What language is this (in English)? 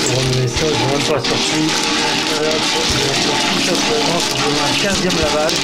French